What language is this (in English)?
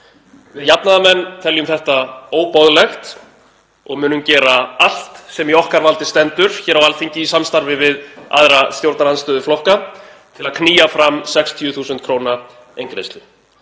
Icelandic